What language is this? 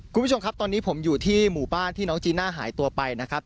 Thai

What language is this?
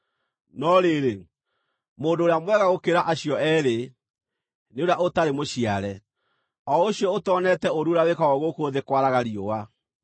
Kikuyu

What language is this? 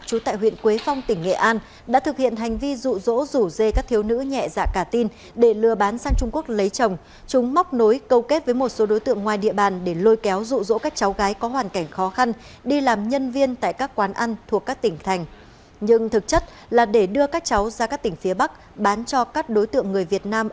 Vietnamese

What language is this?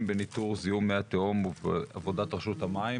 Hebrew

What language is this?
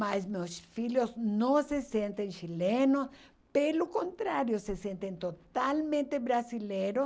Portuguese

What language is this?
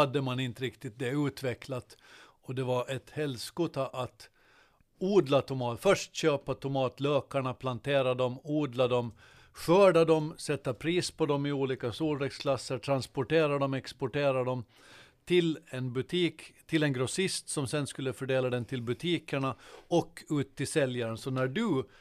Swedish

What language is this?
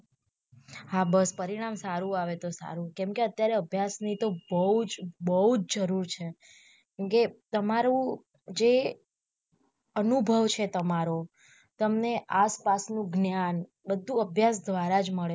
Gujarati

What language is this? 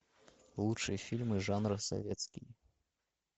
Russian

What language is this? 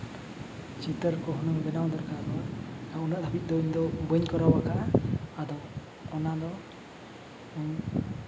Santali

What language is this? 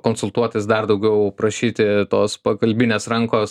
Lithuanian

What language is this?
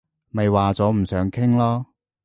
Cantonese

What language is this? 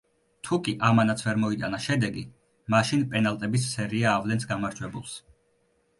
Georgian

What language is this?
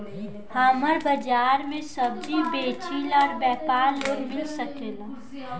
Bhojpuri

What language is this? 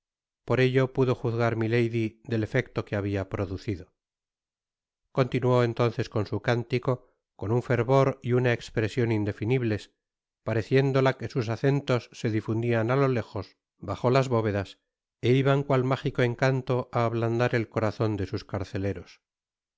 Spanish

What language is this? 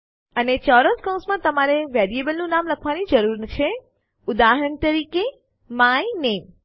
Gujarati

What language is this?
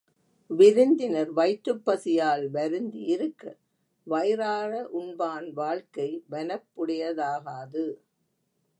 Tamil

